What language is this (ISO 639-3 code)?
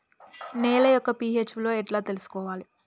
tel